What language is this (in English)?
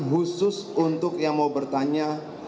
Indonesian